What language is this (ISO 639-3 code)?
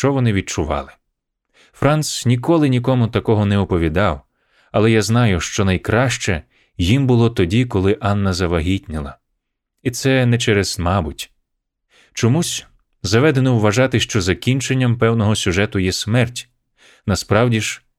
ukr